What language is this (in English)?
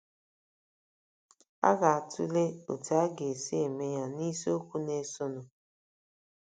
Igbo